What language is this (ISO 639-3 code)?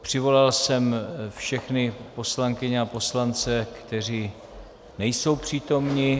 ces